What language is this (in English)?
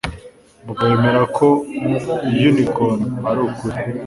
Kinyarwanda